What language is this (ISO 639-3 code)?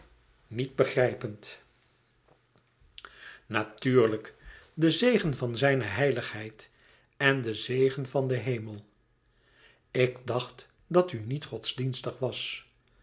nld